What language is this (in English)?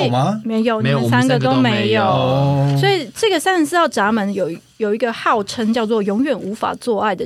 Chinese